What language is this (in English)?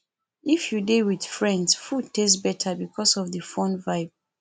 Nigerian Pidgin